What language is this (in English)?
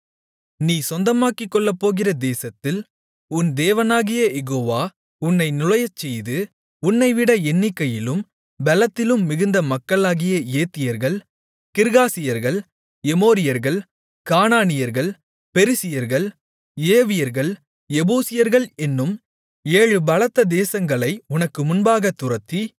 Tamil